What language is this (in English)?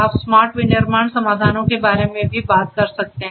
Hindi